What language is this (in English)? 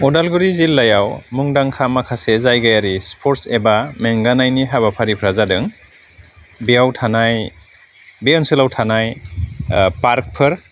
Bodo